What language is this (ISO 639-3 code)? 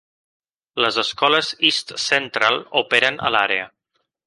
cat